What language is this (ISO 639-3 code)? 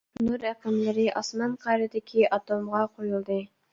uig